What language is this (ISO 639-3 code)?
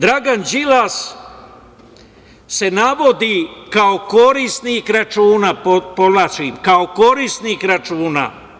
srp